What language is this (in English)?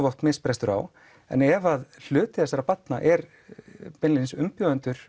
Icelandic